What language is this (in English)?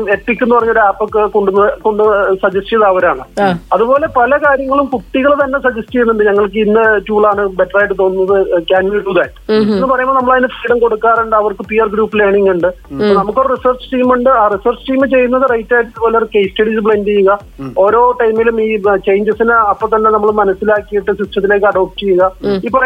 Malayalam